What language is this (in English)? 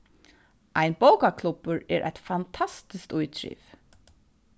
Faroese